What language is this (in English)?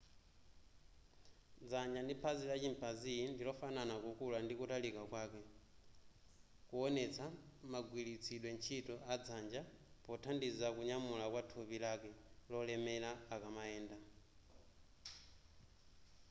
Nyanja